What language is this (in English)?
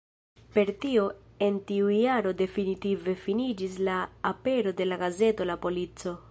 Esperanto